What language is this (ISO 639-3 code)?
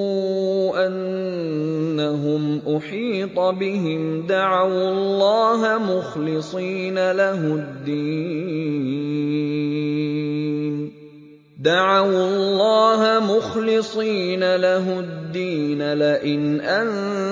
ara